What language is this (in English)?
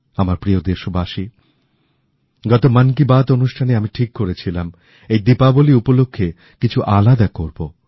Bangla